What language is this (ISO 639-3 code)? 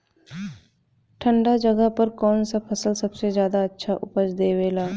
bho